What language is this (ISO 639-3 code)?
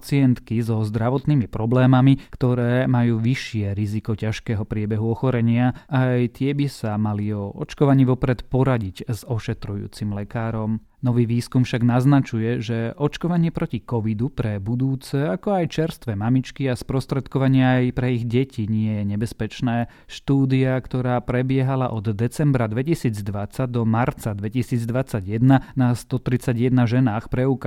slk